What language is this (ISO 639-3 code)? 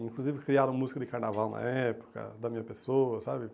por